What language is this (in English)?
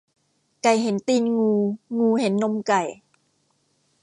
Thai